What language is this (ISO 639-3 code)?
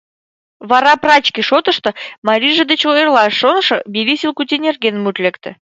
chm